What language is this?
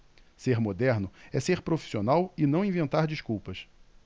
Portuguese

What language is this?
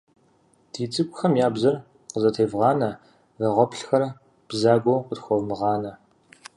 Kabardian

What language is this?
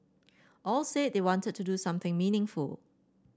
English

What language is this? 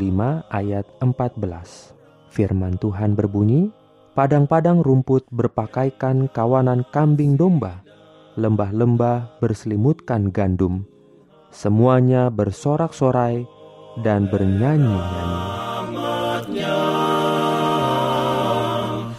Indonesian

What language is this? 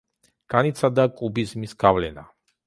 Georgian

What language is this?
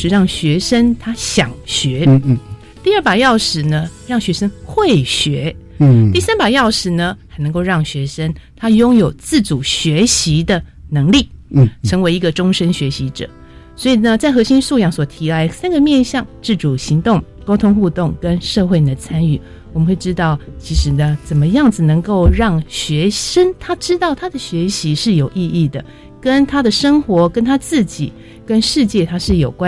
Chinese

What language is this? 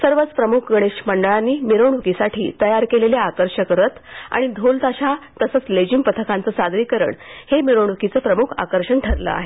Marathi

